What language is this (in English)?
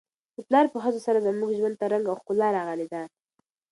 Pashto